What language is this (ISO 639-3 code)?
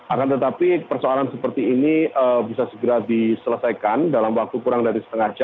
ind